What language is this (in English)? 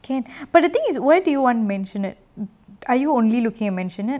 English